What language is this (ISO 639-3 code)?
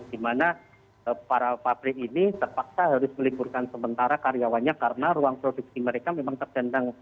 ind